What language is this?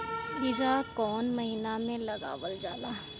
Bhojpuri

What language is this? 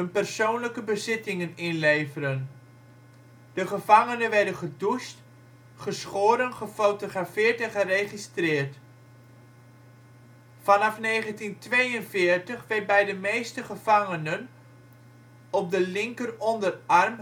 Dutch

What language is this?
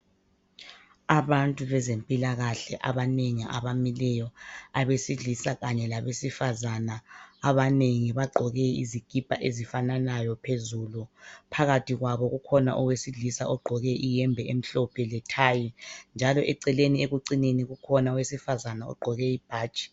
North Ndebele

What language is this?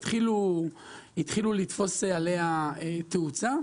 Hebrew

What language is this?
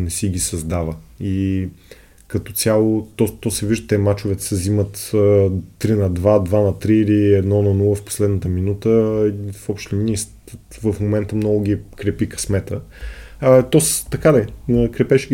Bulgarian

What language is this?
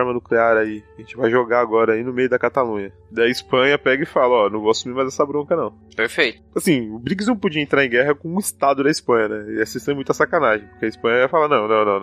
Portuguese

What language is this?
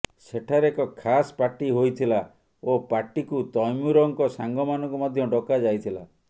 Odia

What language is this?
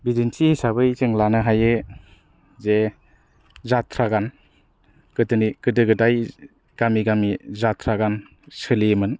Bodo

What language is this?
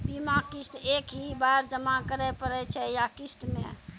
Maithili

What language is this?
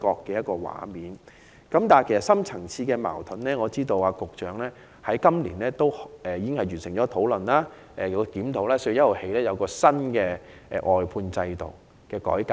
Cantonese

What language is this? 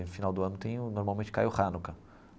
Portuguese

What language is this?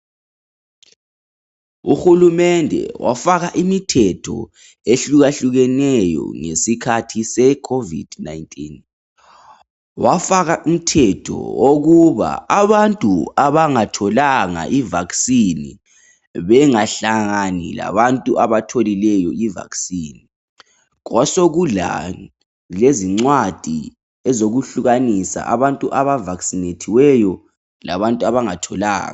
North Ndebele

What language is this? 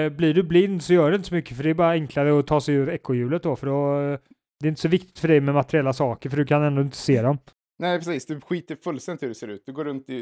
Swedish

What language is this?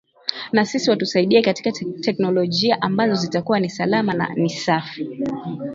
Swahili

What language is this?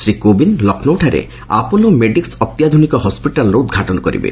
Odia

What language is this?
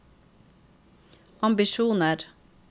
Norwegian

